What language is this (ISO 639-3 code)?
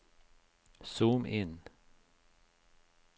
nor